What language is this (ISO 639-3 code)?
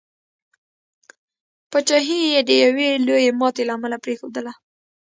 pus